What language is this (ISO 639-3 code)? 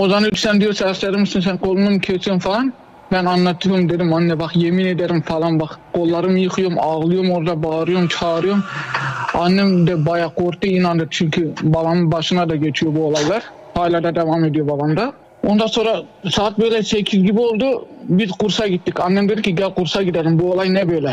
tur